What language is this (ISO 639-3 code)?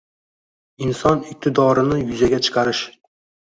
uzb